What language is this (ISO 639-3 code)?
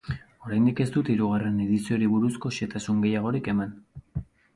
eus